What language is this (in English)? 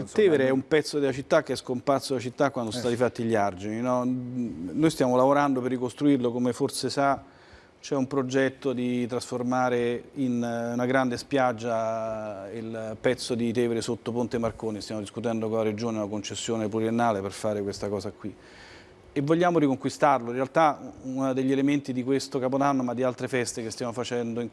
Italian